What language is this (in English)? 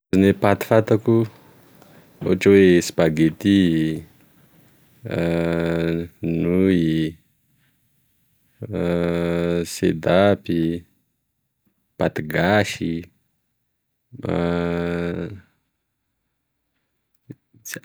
Tesaka Malagasy